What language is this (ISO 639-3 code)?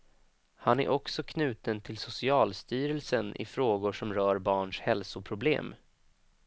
swe